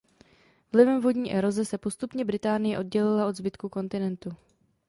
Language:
Czech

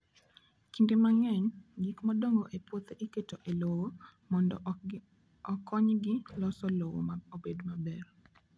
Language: Luo (Kenya and Tanzania)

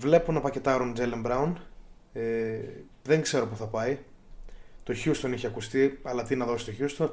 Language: Greek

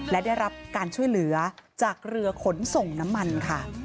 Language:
Thai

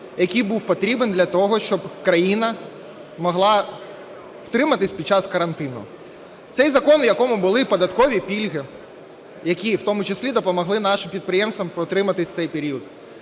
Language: Ukrainian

